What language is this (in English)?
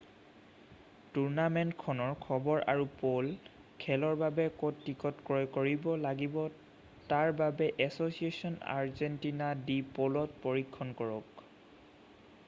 Assamese